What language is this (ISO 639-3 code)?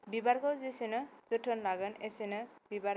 brx